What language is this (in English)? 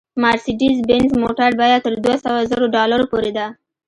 Pashto